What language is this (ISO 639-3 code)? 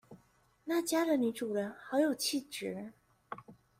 zho